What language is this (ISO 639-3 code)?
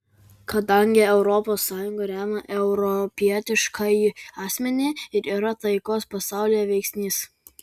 lit